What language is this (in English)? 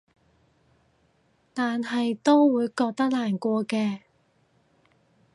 Cantonese